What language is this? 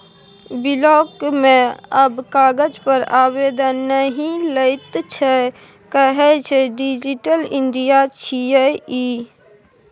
Maithili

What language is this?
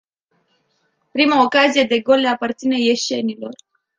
Romanian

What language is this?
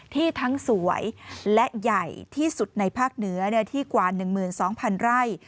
Thai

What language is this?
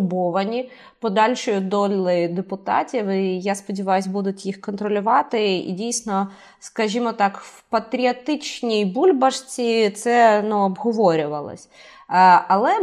Ukrainian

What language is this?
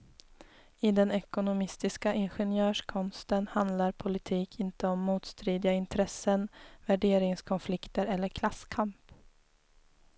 Swedish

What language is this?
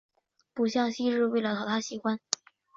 Chinese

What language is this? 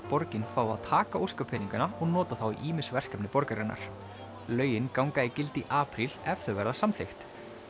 Icelandic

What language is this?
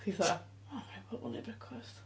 Welsh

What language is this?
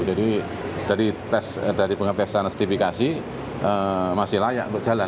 Indonesian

